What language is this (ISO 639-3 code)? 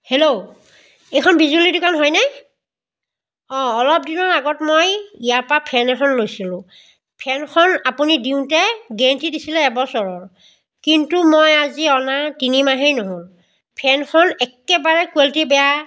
asm